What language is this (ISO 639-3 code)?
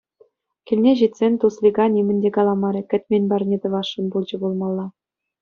chv